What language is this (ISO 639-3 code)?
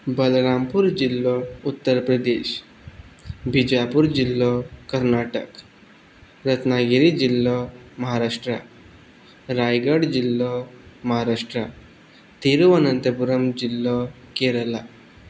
kok